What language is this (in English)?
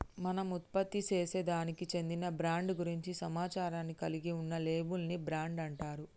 Telugu